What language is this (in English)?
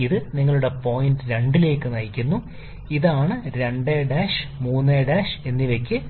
Malayalam